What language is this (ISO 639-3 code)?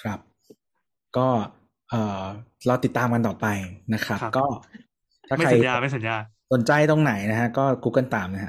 tha